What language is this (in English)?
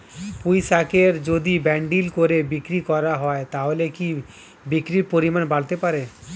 Bangla